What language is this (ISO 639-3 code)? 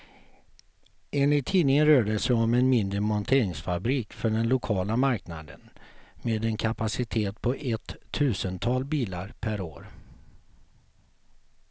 swe